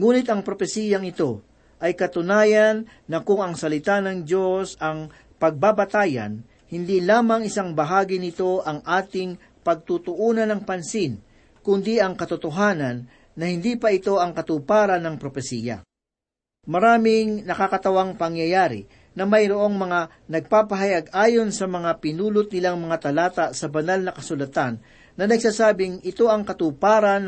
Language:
Filipino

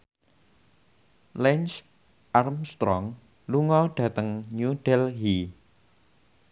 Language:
Javanese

